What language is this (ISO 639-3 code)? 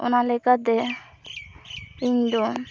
sat